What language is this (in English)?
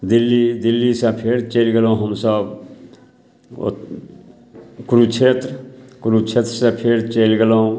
Maithili